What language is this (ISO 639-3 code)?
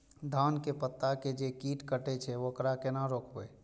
mai